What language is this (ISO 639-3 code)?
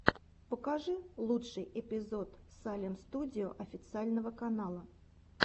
rus